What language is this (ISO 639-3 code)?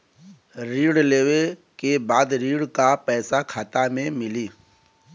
bho